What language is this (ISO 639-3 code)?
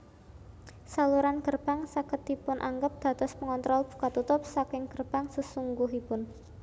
jav